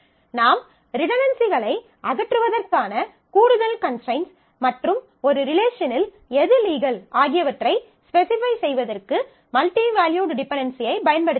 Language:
Tamil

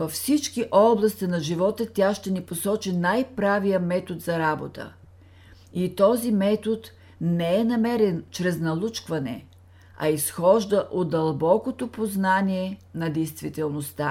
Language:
Bulgarian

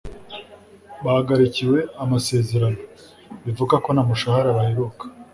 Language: Kinyarwanda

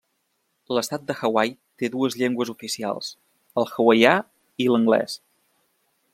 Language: Catalan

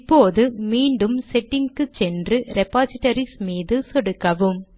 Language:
Tamil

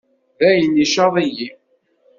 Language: Kabyle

